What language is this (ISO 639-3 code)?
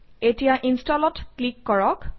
asm